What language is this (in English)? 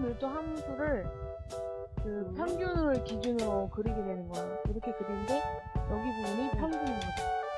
Korean